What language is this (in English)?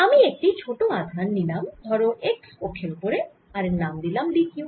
Bangla